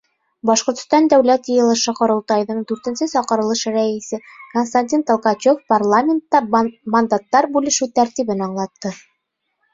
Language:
Bashkir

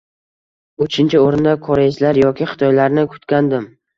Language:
Uzbek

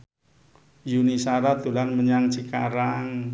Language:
Javanese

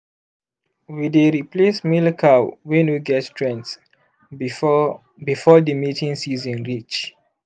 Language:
Nigerian Pidgin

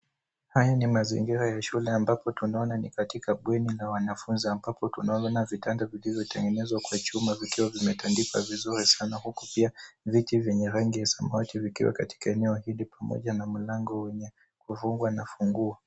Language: Swahili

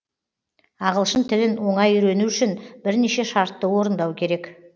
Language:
Kazakh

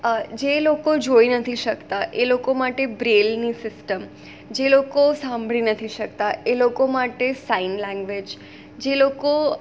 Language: Gujarati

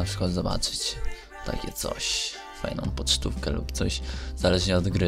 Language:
Polish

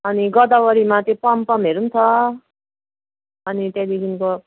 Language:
Nepali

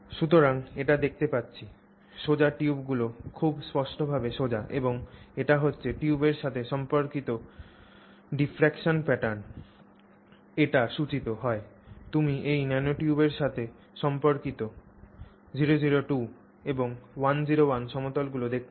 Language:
Bangla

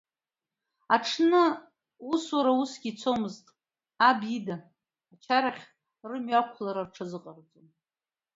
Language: Abkhazian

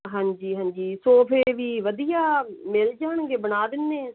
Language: Punjabi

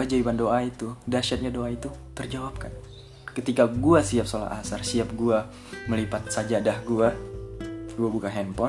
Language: Indonesian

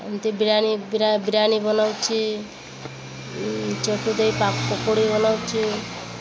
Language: Odia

